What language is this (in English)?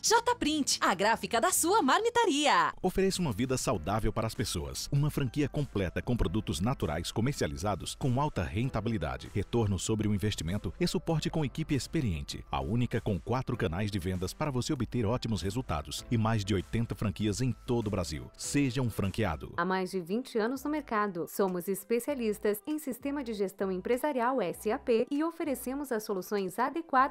Portuguese